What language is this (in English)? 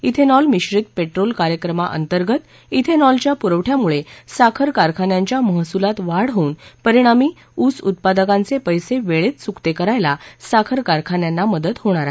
Marathi